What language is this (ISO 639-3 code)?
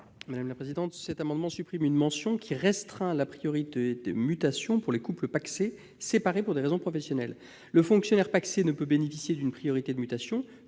fra